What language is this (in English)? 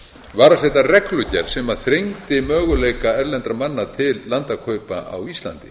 Icelandic